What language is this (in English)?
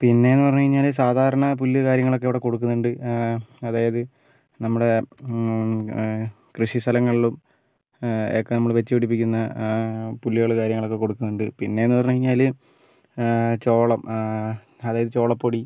Malayalam